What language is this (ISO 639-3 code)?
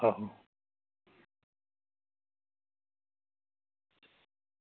doi